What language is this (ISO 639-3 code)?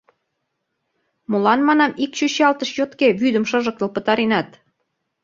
chm